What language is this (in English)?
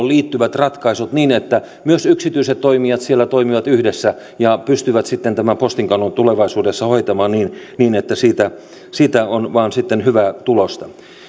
Finnish